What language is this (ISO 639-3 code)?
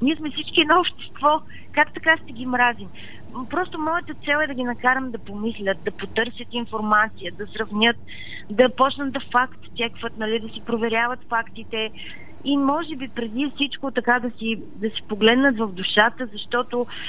bul